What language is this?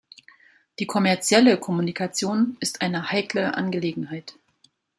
German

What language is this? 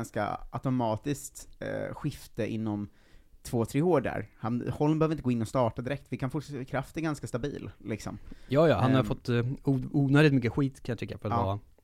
Swedish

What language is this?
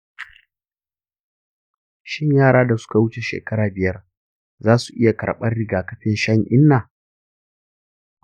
Hausa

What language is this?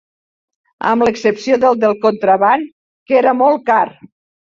Catalan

